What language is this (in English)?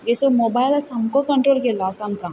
Konkani